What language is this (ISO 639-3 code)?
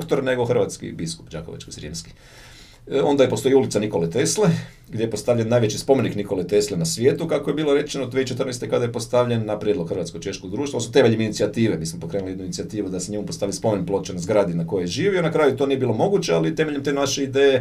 hrv